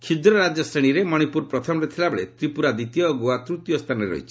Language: Odia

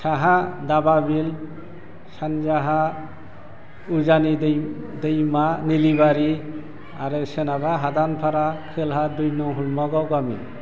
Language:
Bodo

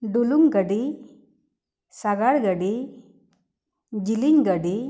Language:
Santali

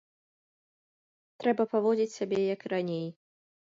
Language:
Belarusian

